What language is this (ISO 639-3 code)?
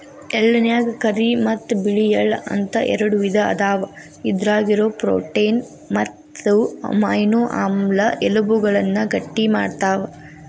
kan